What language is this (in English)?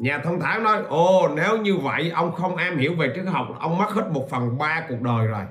Vietnamese